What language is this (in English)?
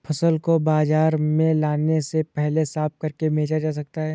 Hindi